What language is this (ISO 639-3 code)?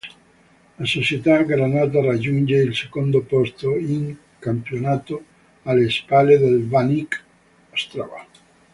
ita